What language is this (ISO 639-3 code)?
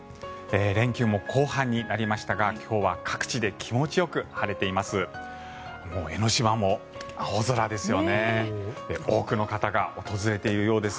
jpn